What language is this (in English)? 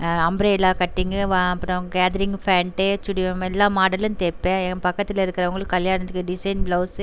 Tamil